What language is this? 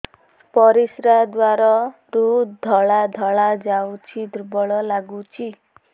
Odia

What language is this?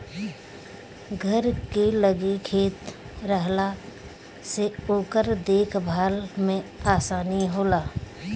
Bhojpuri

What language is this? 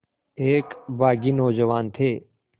Hindi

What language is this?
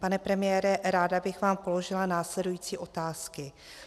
Czech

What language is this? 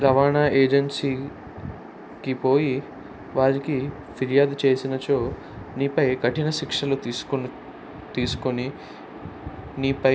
Telugu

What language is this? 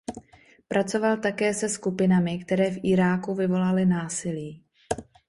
Czech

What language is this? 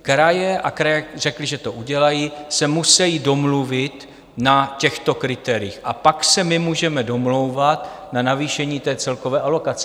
Czech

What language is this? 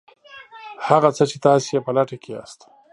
Pashto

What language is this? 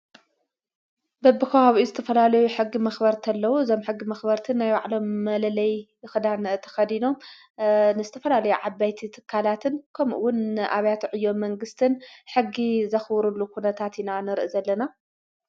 Tigrinya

